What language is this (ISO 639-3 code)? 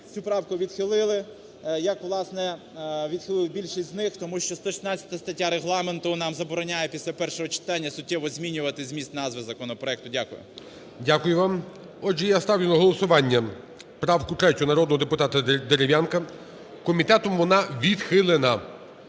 ukr